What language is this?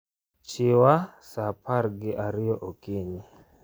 Luo (Kenya and Tanzania)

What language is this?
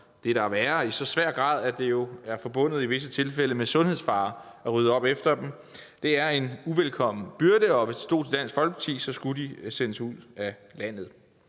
Danish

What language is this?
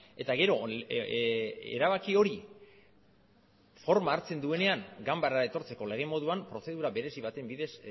Basque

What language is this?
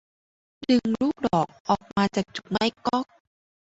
Thai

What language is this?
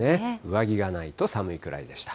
Japanese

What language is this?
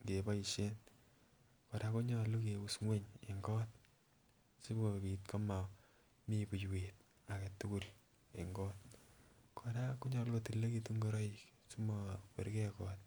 Kalenjin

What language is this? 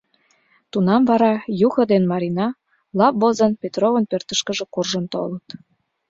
Mari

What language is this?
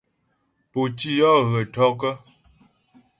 Ghomala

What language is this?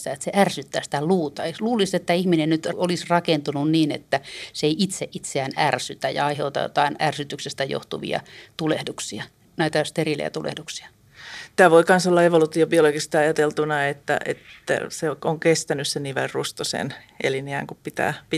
Finnish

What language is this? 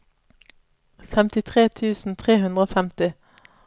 Norwegian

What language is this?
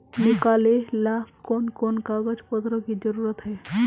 Magahi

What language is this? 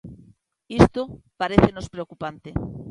Galician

